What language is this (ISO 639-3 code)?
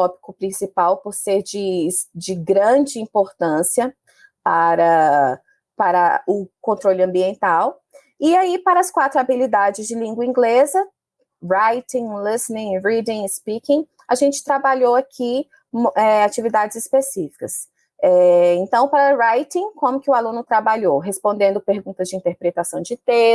por